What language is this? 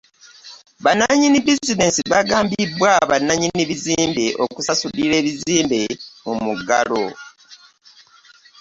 Ganda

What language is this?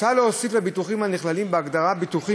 Hebrew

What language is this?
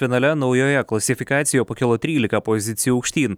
Lithuanian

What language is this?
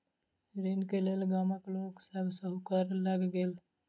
Maithili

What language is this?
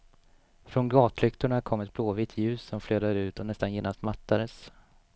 Swedish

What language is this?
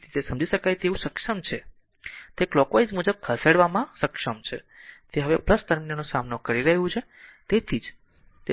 Gujarati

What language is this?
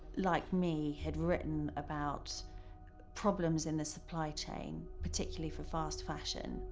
English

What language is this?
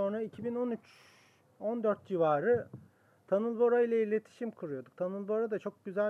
Turkish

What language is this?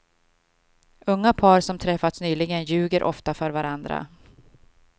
Swedish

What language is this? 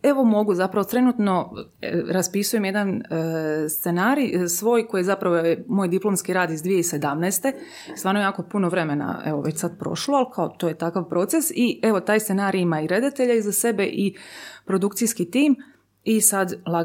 Croatian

